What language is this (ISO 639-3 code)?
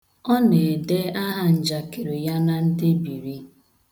ibo